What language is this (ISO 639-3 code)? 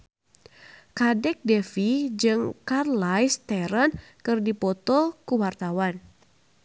sun